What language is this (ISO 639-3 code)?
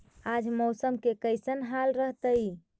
mag